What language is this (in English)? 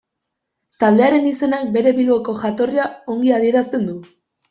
Basque